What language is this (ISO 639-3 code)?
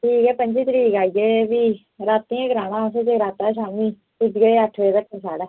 doi